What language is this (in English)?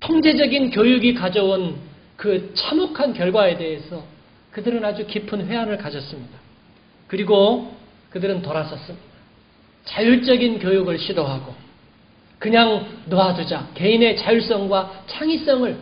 Korean